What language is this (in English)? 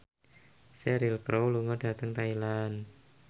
Javanese